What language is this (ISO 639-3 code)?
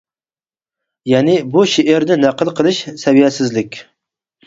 uig